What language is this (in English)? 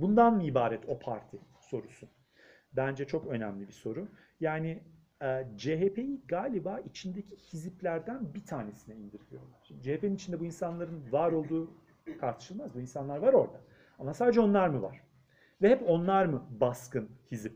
Turkish